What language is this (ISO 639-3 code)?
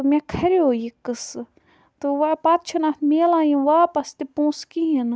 kas